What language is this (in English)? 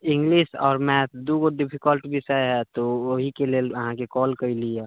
Maithili